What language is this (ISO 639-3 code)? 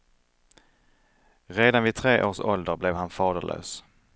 swe